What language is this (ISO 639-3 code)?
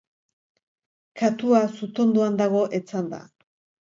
eus